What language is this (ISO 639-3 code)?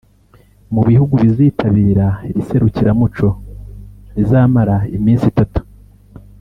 kin